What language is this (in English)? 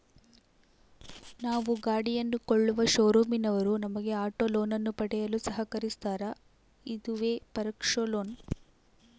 Kannada